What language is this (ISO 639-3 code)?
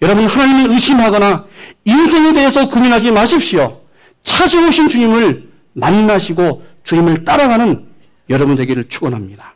kor